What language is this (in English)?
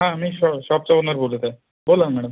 Marathi